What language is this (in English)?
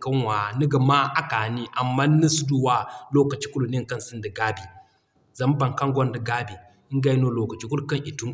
Zarma